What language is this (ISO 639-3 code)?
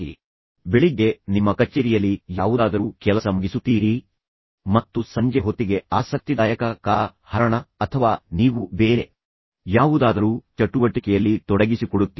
kan